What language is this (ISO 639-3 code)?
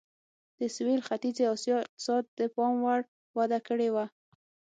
pus